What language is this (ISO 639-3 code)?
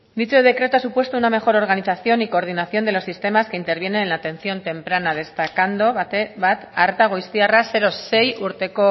spa